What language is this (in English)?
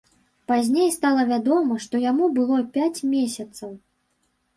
Belarusian